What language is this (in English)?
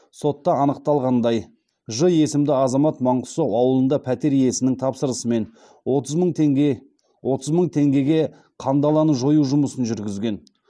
Kazakh